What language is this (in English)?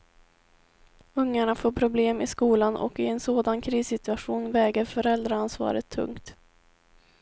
Swedish